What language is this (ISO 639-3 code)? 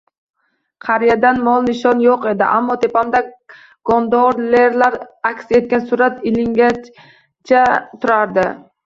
uzb